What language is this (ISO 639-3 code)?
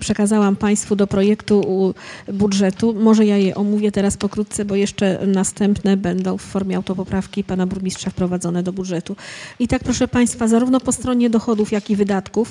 pol